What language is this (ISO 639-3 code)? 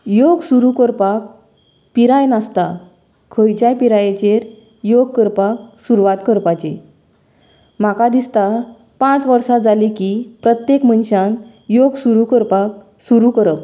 kok